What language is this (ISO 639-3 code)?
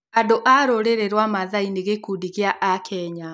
kik